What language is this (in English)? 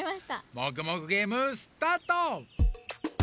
Japanese